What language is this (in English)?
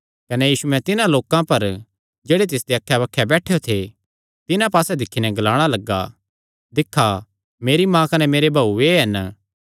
Kangri